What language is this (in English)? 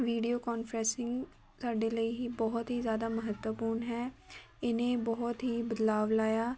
Punjabi